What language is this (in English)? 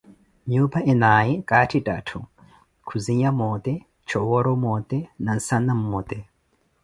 Koti